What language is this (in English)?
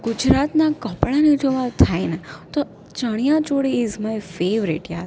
Gujarati